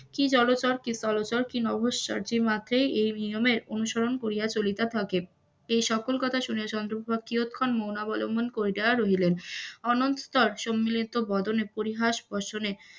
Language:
Bangla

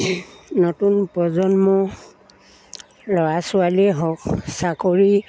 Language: Assamese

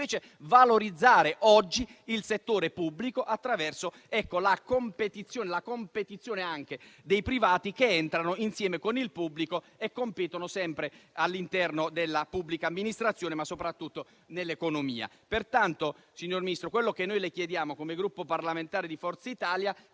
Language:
Italian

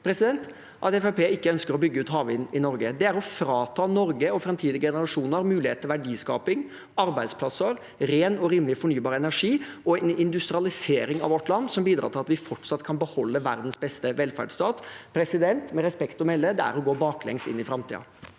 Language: Norwegian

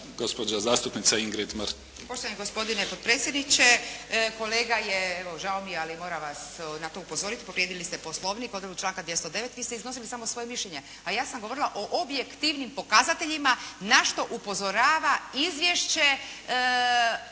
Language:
Croatian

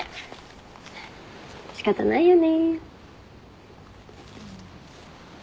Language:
Japanese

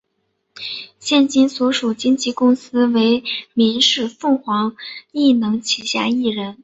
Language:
Chinese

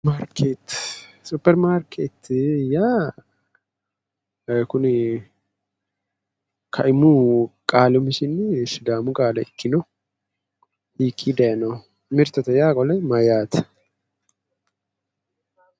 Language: Sidamo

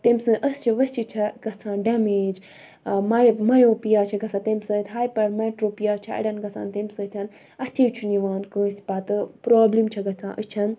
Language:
Kashmiri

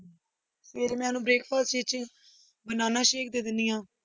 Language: Punjabi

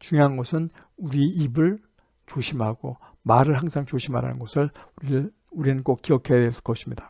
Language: Korean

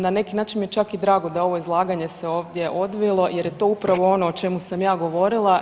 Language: Croatian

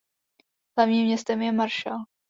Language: Czech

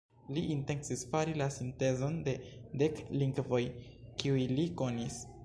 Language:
Esperanto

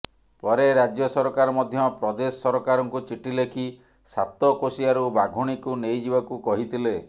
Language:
Odia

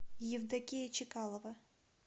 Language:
Russian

